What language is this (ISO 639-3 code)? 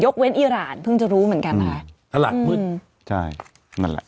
tha